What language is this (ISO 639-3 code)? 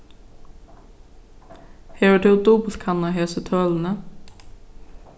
fao